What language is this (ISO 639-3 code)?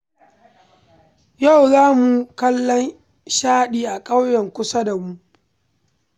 hau